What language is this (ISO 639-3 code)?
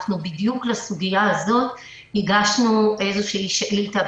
heb